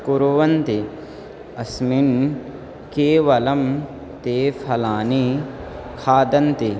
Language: Sanskrit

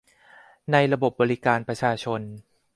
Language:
Thai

